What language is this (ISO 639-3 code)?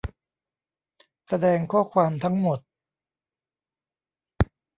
tha